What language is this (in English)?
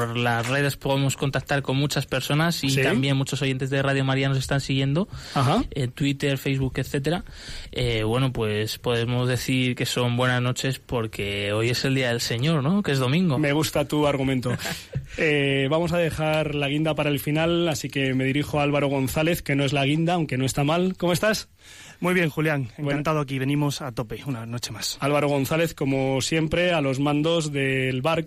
Spanish